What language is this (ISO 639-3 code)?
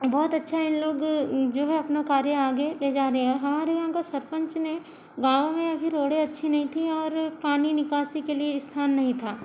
hin